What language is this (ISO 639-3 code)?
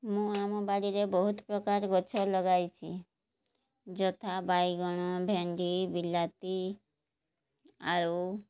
ori